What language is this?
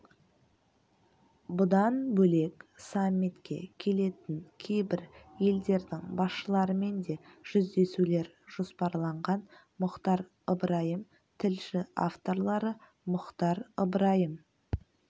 Kazakh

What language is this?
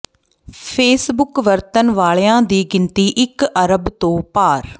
Punjabi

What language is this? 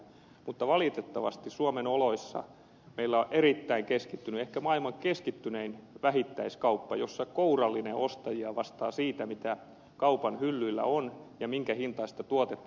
Finnish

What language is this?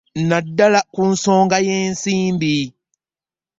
Ganda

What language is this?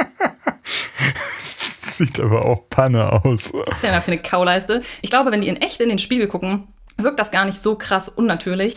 German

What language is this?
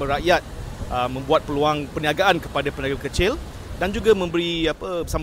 Malay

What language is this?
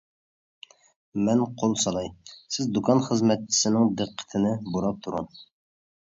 Uyghur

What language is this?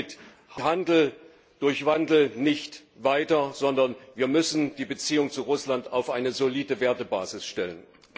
German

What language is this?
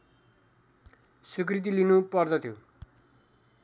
Nepali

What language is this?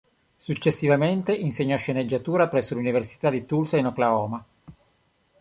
Italian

